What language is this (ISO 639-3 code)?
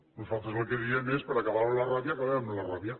cat